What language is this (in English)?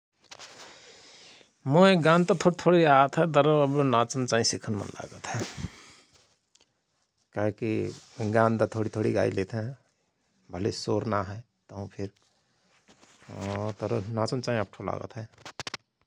Rana Tharu